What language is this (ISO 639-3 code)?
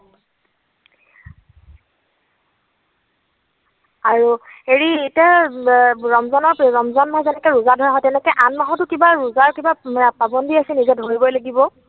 asm